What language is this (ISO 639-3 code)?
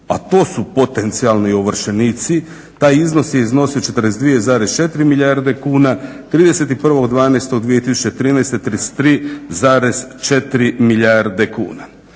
hrv